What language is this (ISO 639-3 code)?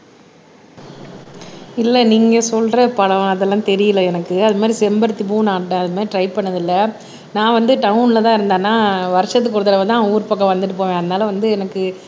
tam